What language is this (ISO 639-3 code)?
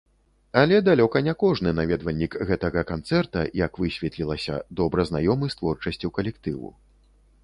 bel